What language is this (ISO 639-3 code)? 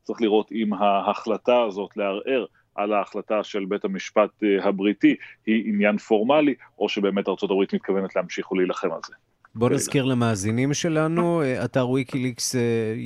heb